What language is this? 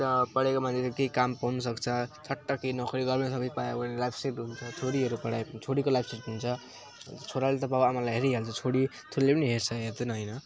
Nepali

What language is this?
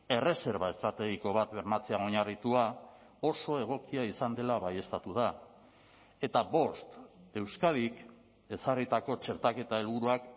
Basque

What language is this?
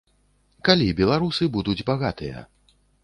Belarusian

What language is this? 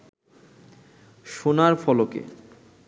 Bangla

